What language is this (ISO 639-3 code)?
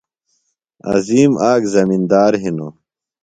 phl